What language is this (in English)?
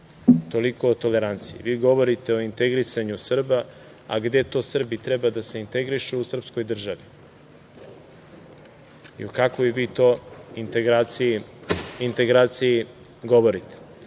Serbian